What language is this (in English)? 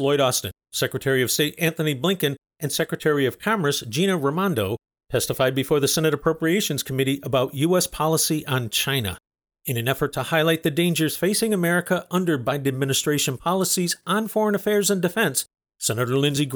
English